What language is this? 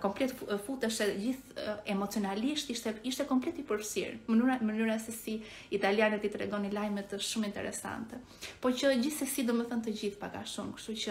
Romanian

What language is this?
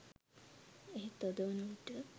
Sinhala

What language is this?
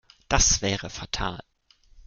German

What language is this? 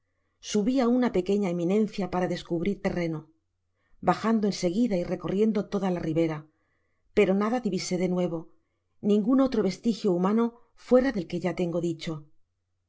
Spanish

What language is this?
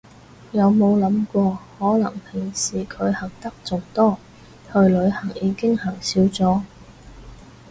Cantonese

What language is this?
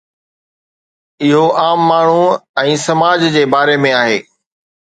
Sindhi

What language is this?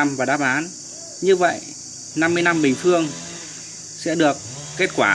Vietnamese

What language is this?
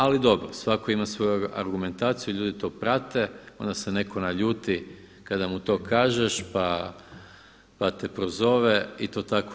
Croatian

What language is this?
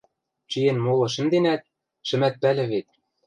Western Mari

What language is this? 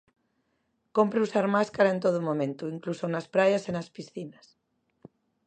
Galician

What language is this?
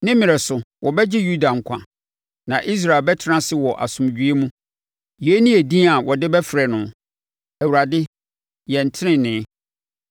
Akan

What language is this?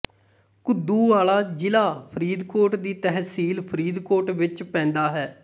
Punjabi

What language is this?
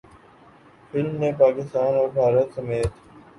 Urdu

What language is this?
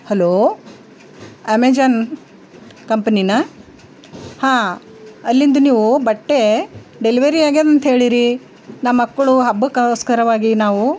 Kannada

